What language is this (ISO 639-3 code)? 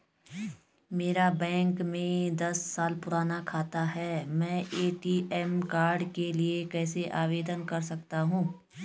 hin